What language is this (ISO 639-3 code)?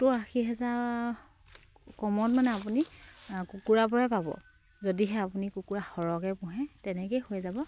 asm